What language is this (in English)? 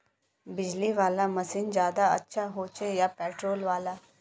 Magahi